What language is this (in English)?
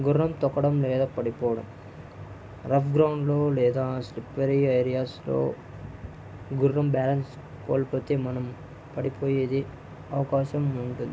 Telugu